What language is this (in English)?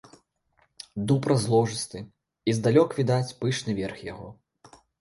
Belarusian